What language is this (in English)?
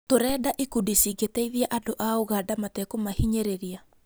Kikuyu